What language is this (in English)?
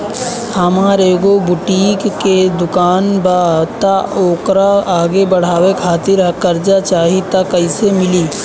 Bhojpuri